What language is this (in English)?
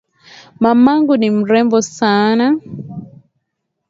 Swahili